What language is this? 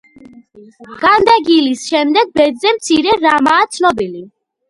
Georgian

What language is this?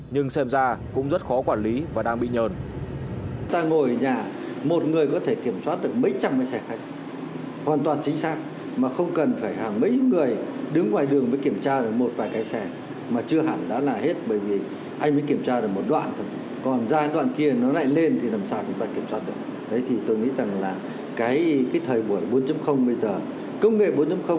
Vietnamese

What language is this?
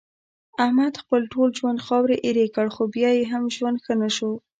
Pashto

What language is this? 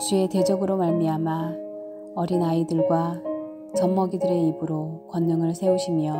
Korean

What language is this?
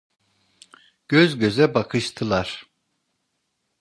Turkish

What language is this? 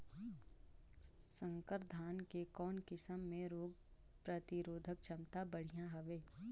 Chhattisgarhi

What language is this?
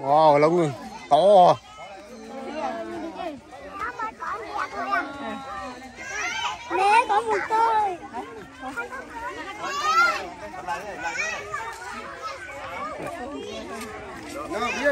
Vietnamese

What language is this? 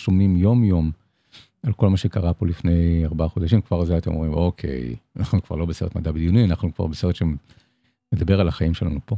Hebrew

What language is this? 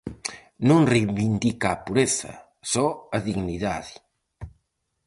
Galician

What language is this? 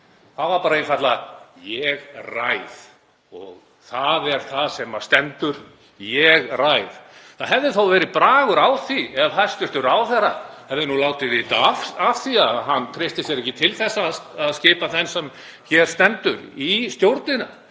Icelandic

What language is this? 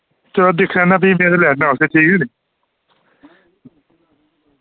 Dogri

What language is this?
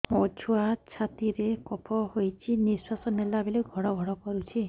Odia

